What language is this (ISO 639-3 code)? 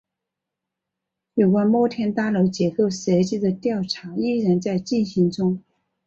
zho